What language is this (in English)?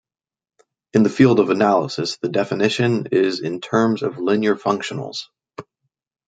English